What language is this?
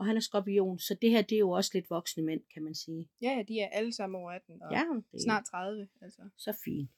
Danish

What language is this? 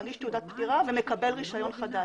Hebrew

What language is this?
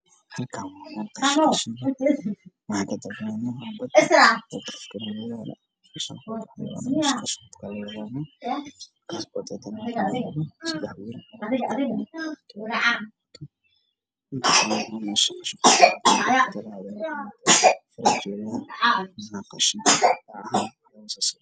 Somali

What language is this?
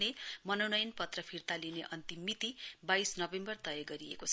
Nepali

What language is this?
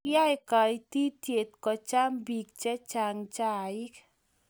Kalenjin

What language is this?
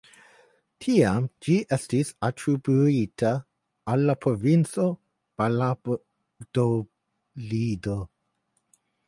Esperanto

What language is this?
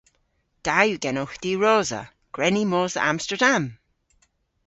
Cornish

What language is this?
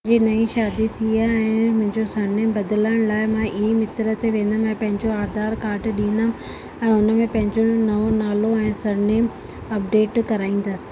Sindhi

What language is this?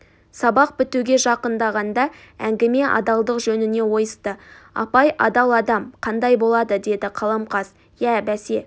Kazakh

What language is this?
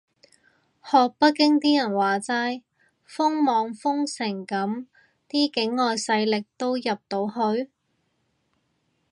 Cantonese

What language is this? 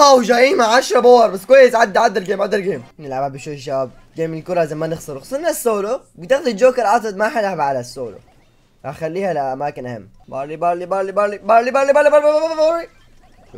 Arabic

